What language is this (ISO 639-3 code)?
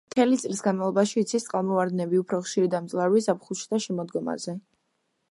kat